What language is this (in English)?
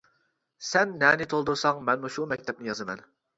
Uyghur